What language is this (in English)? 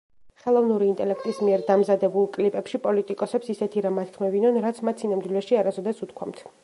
Georgian